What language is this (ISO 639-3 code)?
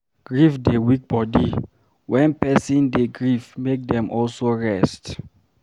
pcm